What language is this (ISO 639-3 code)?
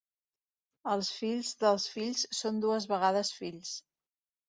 cat